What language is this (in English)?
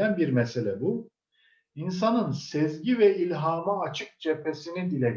Turkish